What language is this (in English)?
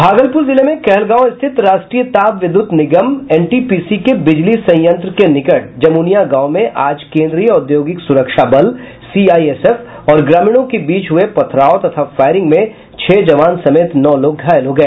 Hindi